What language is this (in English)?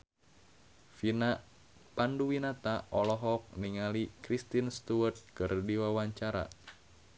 Sundanese